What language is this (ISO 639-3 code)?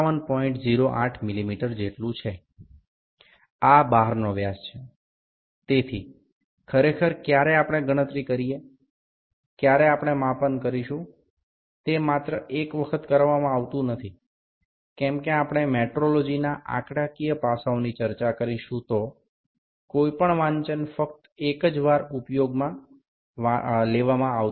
ben